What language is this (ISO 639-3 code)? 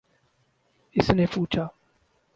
urd